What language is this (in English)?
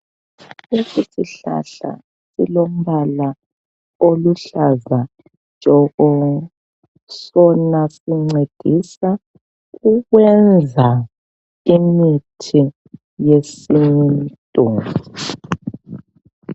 North Ndebele